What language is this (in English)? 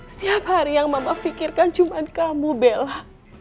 Indonesian